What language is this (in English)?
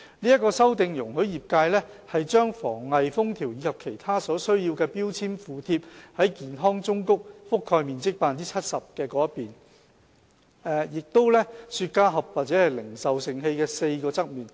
Cantonese